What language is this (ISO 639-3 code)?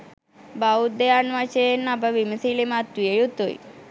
sin